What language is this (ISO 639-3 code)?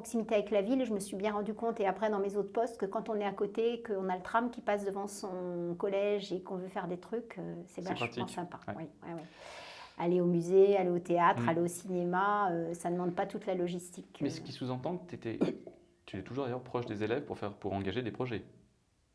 fra